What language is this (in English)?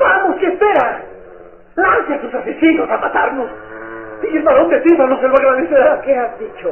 Spanish